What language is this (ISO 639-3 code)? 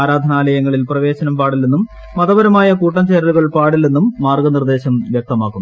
mal